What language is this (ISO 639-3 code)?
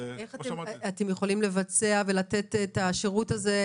heb